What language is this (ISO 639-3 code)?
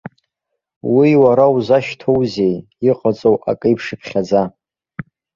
abk